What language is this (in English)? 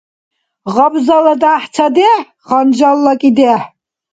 Dargwa